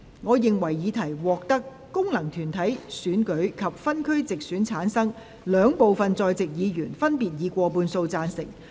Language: Cantonese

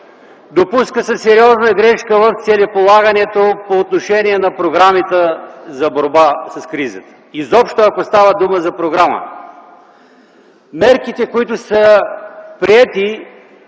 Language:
Bulgarian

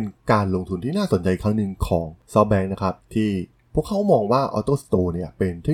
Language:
Thai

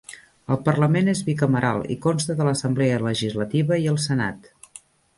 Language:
Catalan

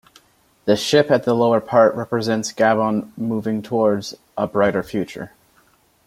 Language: English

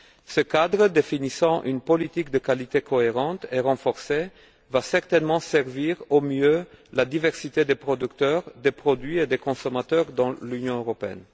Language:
French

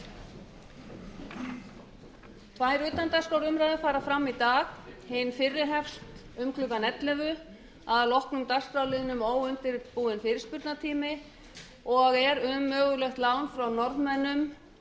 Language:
Icelandic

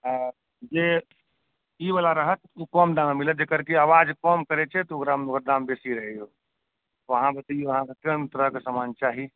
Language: Maithili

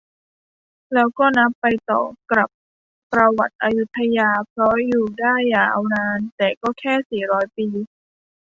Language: Thai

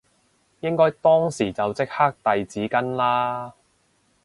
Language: Cantonese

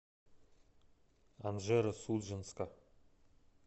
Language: Russian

